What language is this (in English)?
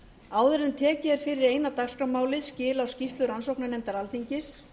Icelandic